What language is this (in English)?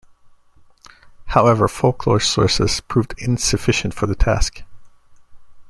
English